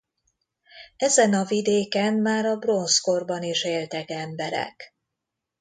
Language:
Hungarian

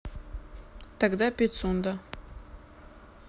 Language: Russian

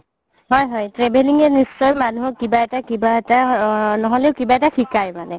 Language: Assamese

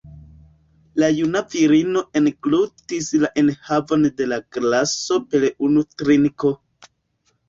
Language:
Esperanto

